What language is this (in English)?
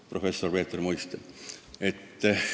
Estonian